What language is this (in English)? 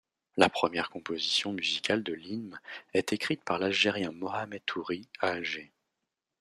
French